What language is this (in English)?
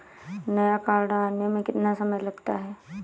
Hindi